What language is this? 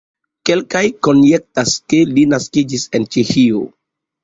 Esperanto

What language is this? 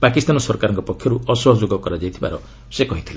Odia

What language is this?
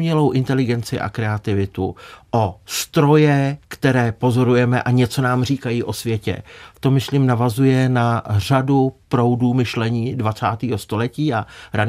Czech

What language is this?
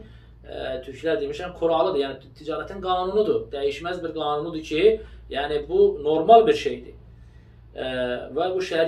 Turkish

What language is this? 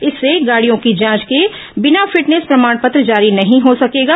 Hindi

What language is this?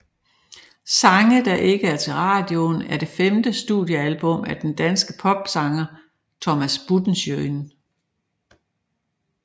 Danish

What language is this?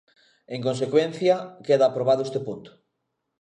Galician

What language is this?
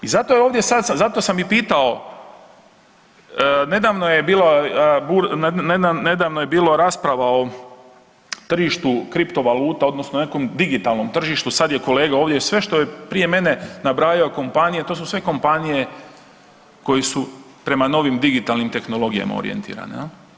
Croatian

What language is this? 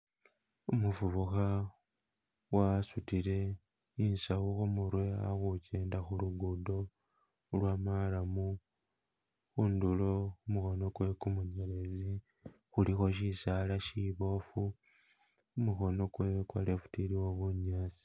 Masaaba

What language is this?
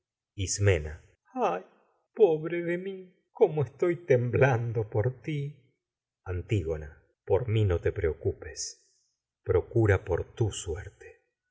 Spanish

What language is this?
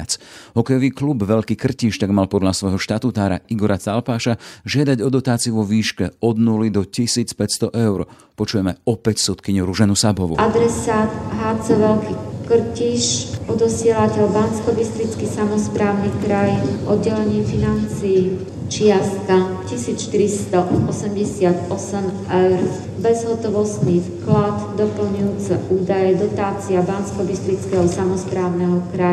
Slovak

